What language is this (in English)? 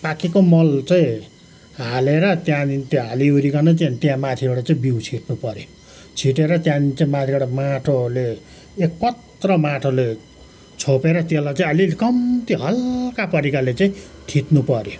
Nepali